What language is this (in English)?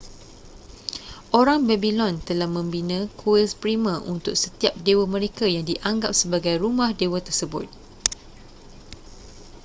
Malay